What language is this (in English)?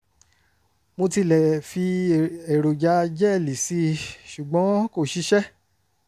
Yoruba